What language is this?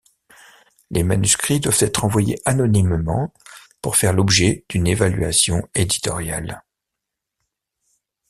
French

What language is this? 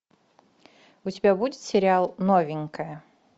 Russian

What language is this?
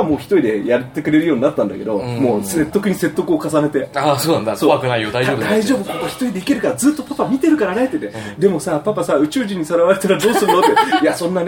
Japanese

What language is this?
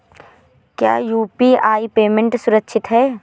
Hindi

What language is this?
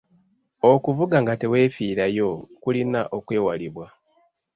Ganda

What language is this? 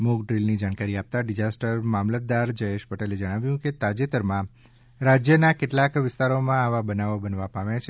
Gujarati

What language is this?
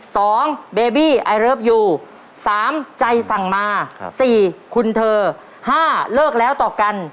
Thai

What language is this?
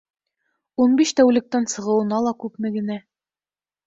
Bashkir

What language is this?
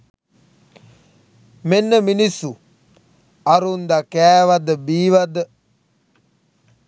Sinhala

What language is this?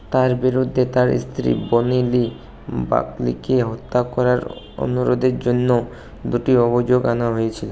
Bangla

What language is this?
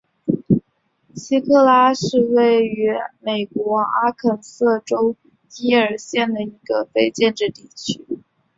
Chinese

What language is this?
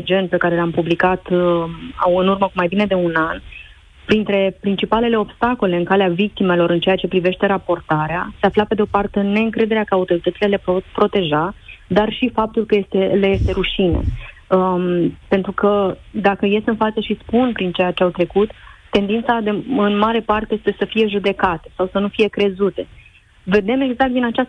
Romanian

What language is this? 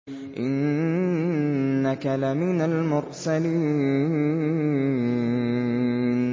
Arabic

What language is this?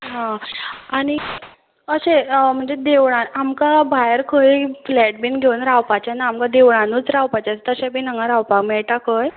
Konkani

